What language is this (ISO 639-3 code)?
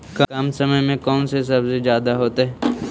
mag